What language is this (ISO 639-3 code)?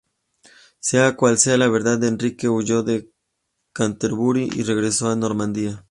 spa